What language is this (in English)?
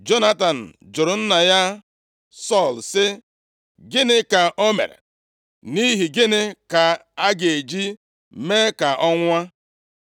Igbo